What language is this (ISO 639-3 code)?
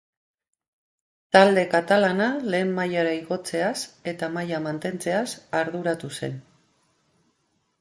eus